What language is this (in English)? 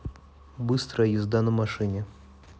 Russian